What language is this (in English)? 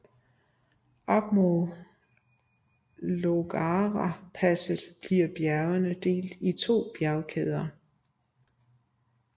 Danish